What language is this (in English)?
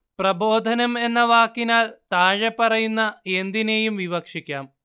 Malayalam